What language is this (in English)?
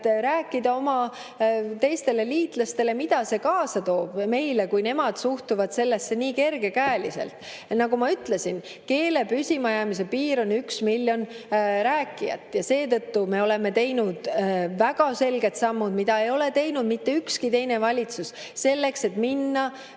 Estonian